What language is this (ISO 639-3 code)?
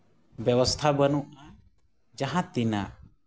sat